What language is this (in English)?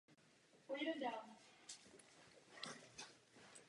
Czech